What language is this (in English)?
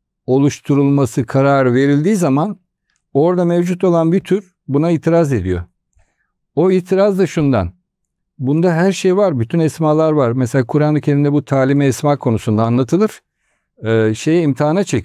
Turkish